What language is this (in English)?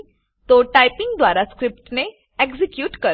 Gujarati